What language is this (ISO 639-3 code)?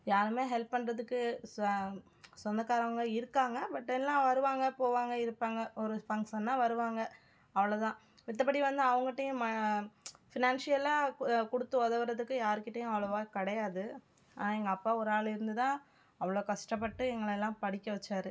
tam